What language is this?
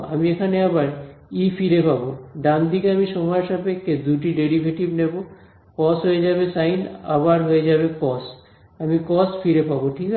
Bangla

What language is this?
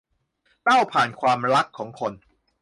Thai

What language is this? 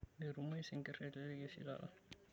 Masai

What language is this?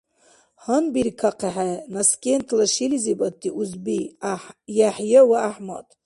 Dargwa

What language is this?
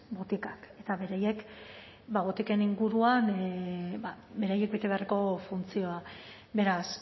Basque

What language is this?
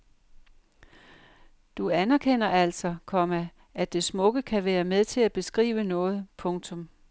Danish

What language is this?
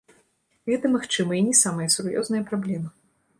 Belarusian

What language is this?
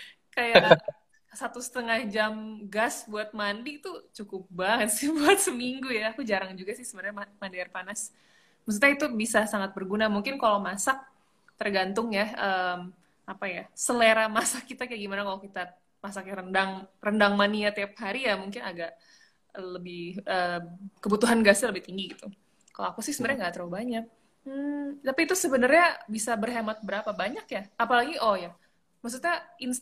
Indonesian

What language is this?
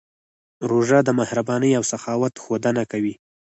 Pashto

